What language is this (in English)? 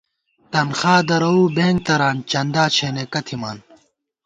Gawar-Bati